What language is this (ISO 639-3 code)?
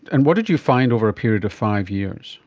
eng